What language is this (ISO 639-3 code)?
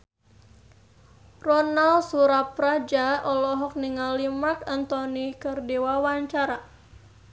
sun